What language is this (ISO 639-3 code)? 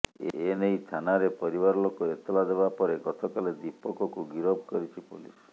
ori